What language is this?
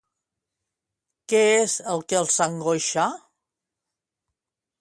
Catalan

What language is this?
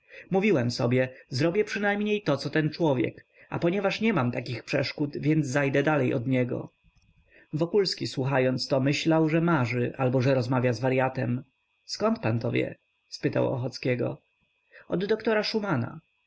Polish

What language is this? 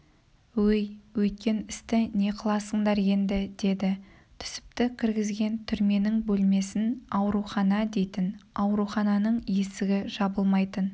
Kazakh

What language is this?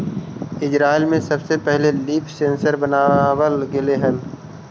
Magahi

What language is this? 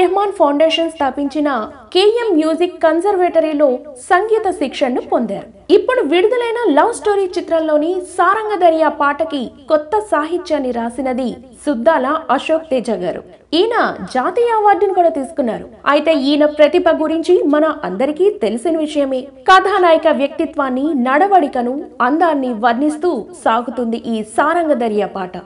Telugu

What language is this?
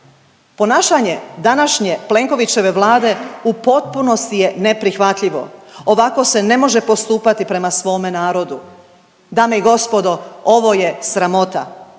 Croatian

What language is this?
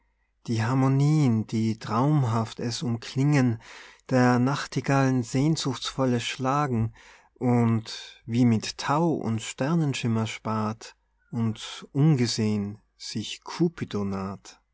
German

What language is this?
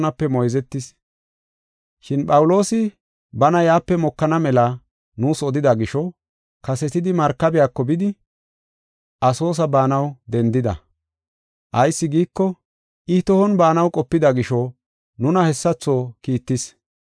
Gofa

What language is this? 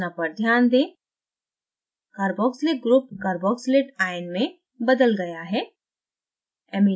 Hindi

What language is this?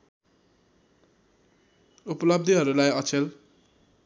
Nepali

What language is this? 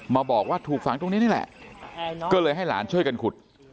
Thai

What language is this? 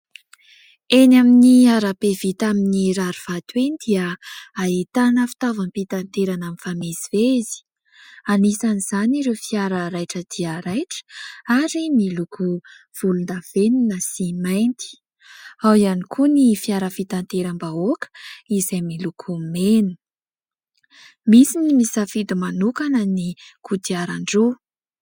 Malagasy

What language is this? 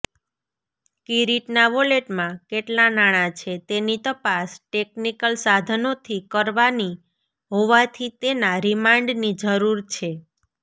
Gujarati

